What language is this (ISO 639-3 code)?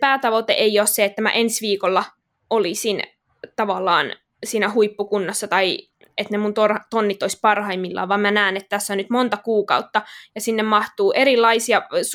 fin